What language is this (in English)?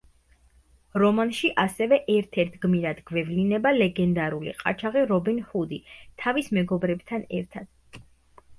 Georgian